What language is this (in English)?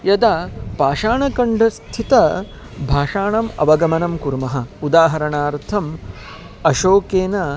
Sanskrit